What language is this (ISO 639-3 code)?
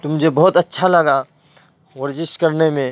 urd